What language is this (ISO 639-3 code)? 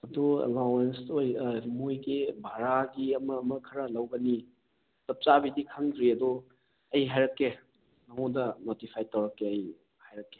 mni